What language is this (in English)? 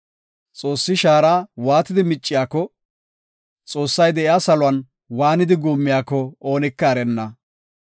Gofa